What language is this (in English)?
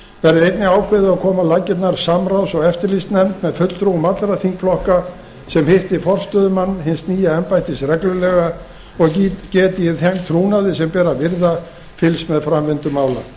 Icelandic